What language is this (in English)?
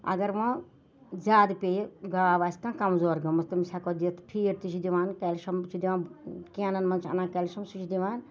Kashmiri